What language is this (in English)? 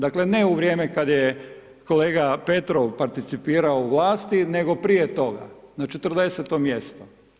Croatian